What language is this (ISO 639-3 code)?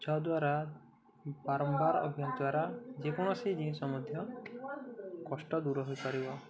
ori